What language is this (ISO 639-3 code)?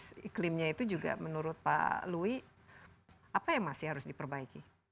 ind